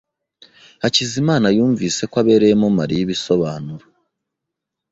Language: Kinyarwanda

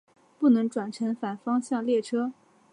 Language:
Chinese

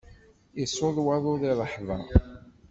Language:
Kabyle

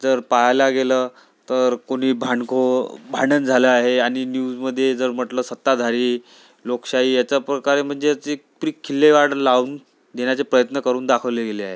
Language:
Marathi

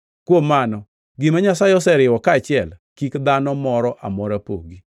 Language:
Luo (Kenya and Tanzania)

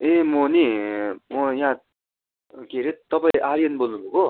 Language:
Nepali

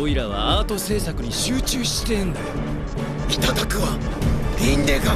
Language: Japanese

